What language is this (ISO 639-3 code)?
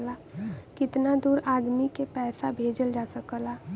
bho